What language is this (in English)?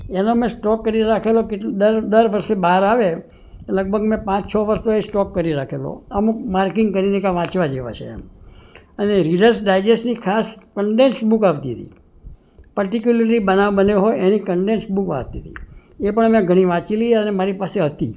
Gujarati